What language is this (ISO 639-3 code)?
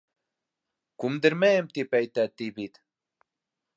bak